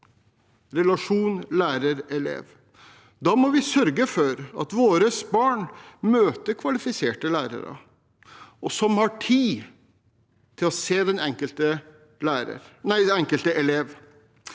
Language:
Norwegian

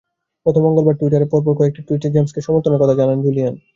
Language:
Bangla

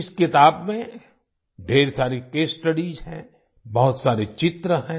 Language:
Hindi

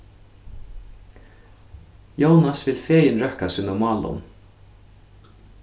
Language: Faroese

